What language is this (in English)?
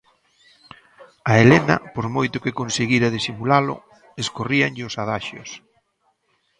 Galician